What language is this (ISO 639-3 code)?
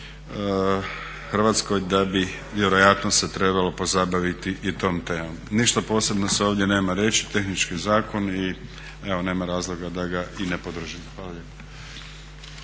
hrv